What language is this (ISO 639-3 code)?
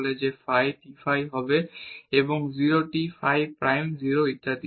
ben